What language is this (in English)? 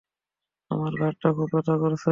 Bangla